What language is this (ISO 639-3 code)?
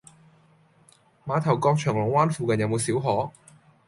yue